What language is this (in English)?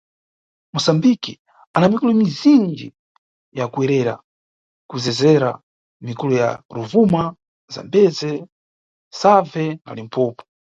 Nyungwe